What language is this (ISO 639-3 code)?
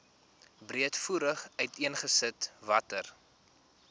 afr